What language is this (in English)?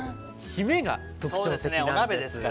Japanese